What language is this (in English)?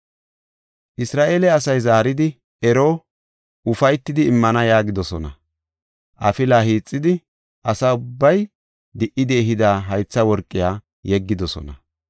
Gofa